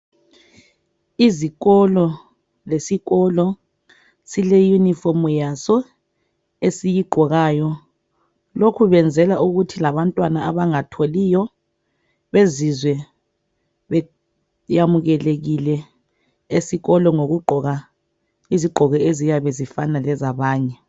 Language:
North Ndebele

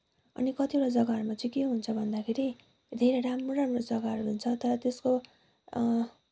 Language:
Nepali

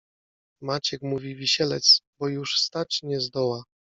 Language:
Polish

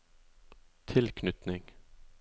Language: Norwegian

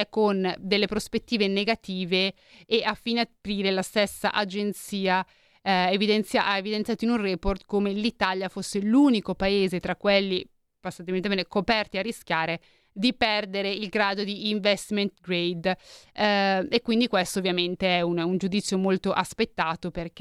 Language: Italian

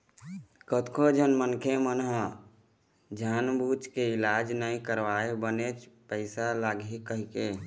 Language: Chhattisgarhi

